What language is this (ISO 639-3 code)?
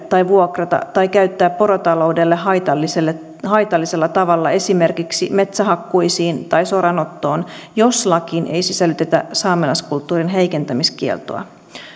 fin